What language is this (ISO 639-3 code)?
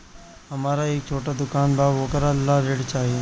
bho